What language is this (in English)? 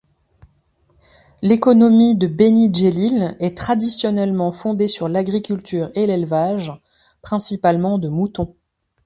French